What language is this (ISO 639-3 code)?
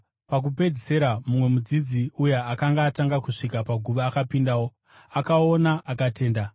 sna